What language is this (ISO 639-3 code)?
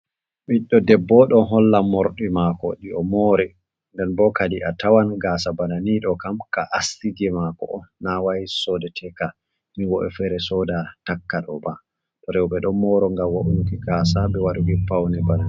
ful